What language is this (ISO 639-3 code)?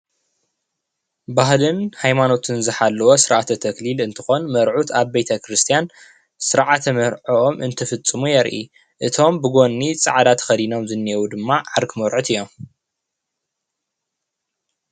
tir